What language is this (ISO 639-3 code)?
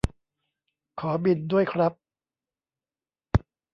tha